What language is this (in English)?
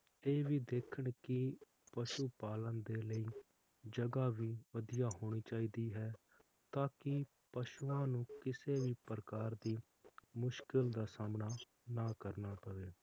Punjabi